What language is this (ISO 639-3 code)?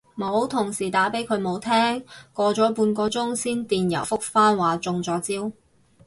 yue